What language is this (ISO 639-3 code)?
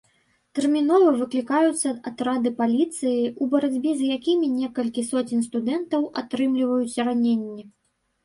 bel